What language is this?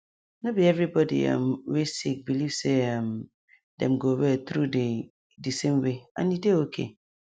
Nigerian Pidgin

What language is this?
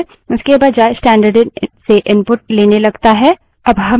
Hindi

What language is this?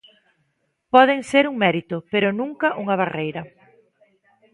Galician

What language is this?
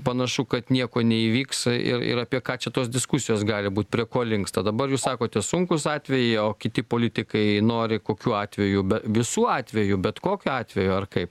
Lithuanian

